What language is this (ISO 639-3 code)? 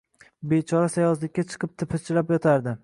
uzb